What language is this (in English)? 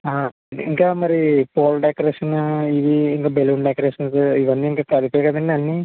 Telugu